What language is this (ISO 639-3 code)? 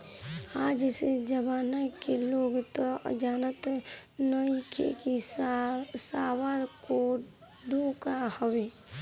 bho